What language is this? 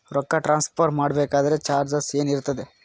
Kannada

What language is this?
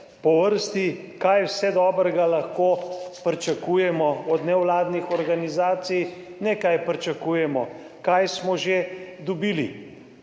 Slovenian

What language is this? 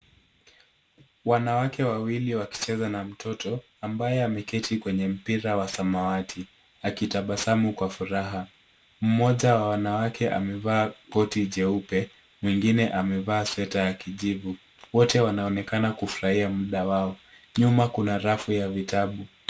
Swahili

